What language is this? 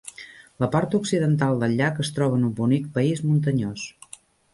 Catalan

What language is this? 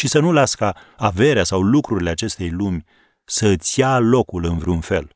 Romanian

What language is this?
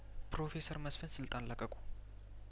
Amharic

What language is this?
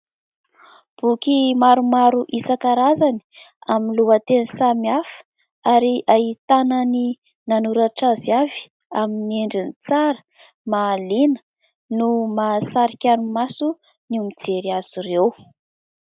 Malagasy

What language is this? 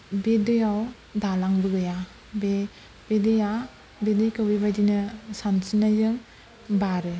Bodo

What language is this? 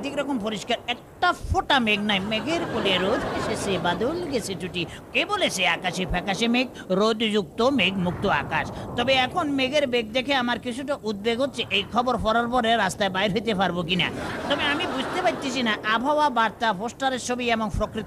Arabic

